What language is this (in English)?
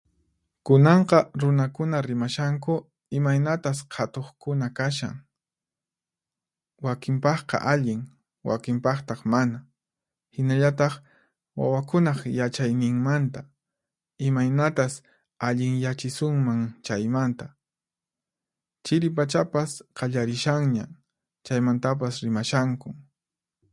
Puno Quechua